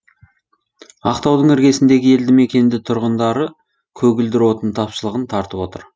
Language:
Kazakh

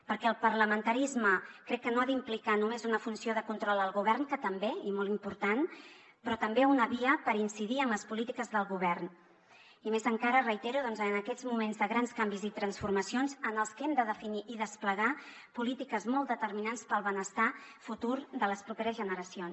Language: Catalan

